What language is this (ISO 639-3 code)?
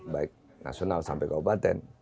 ind